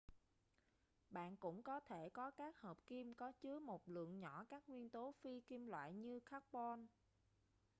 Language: Vietnamese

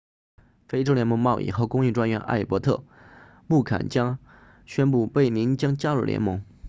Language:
Chinese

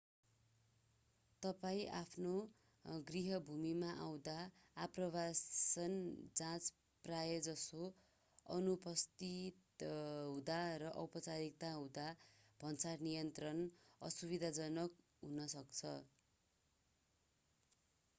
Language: Nepali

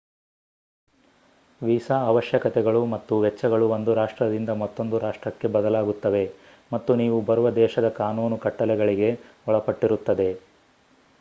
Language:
Kannada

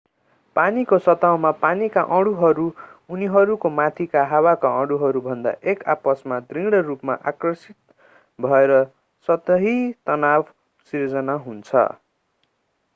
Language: Nepali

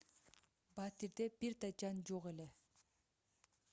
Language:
Kyrgyz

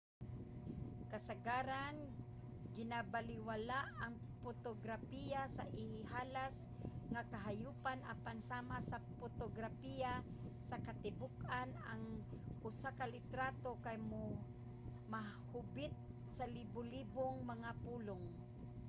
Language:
Cebuano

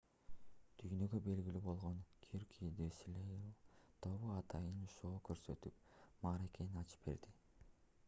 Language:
Kyrgyz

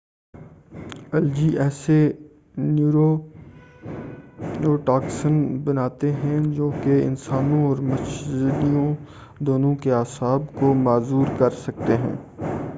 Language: Urdu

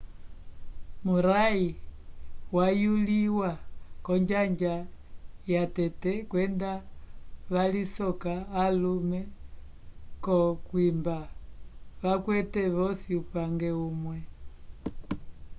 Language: Umbundu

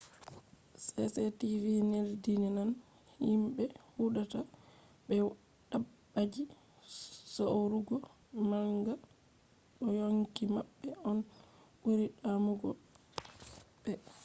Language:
Fula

